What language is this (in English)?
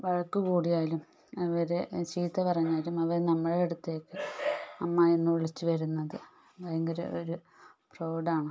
Malayalam